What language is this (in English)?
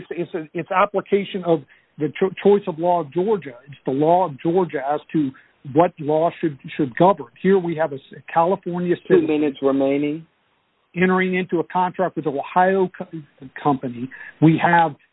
English